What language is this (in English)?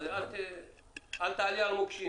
Hebrew